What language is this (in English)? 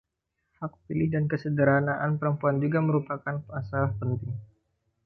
Indonesian